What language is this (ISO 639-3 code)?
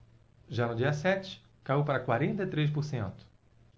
por